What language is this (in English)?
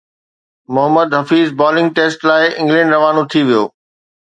Sindhi